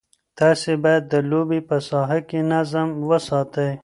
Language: Pashto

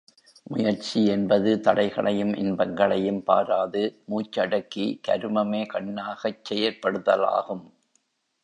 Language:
Tamil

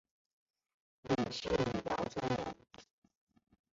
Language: Chinese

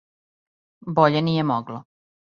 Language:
Serbian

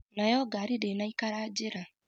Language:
Kikuyu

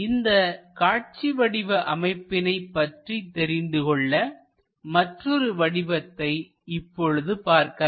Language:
Tamil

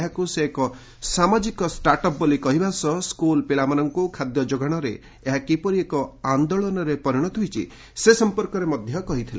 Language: Odia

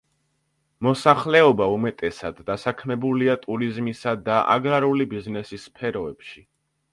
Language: Georgian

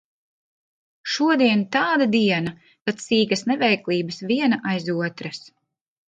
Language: Latvian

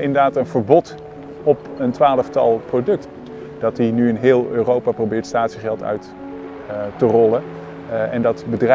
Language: Dutch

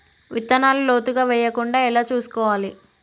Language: Telugu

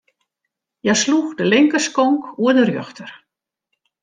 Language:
Western Frisian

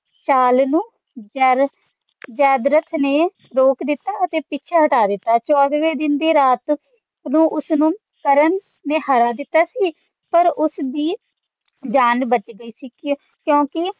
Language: Punjabi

